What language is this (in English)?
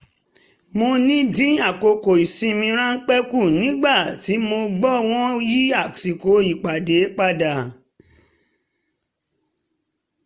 Yoruba